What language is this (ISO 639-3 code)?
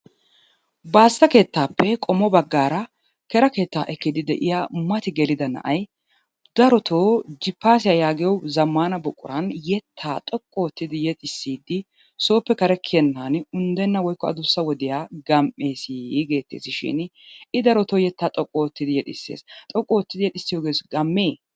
wal